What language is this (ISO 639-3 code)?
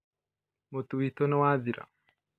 kik